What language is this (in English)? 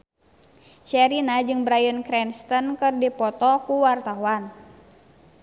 Sundanese